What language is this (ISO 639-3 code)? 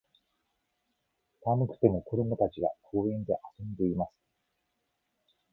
jpn